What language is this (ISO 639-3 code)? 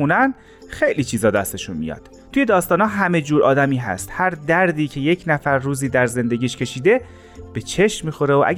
fas